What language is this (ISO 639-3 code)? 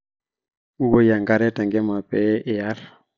mas